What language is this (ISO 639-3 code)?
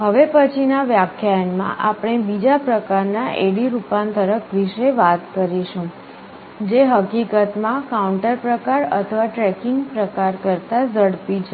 guj